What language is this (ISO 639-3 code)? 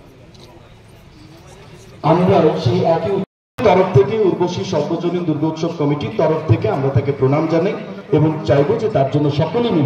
ben